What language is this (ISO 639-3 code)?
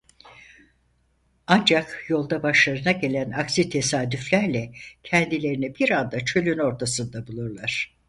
tur